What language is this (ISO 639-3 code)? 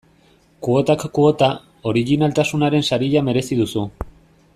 eus